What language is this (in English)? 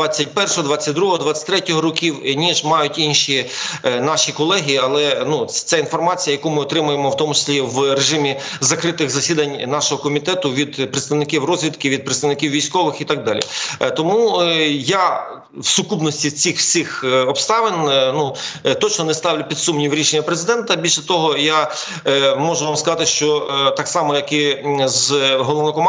Ukrainian